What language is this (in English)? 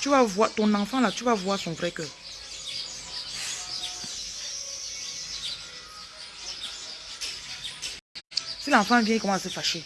French